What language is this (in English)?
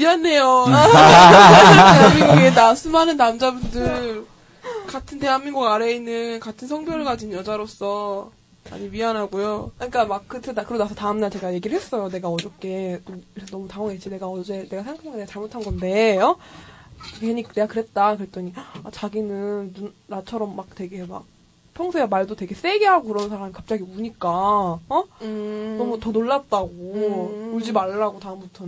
Korean